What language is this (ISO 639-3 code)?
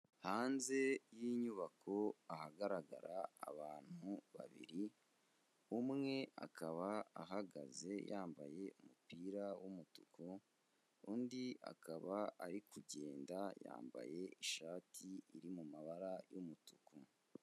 kin